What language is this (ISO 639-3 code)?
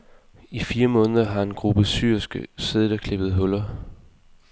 dan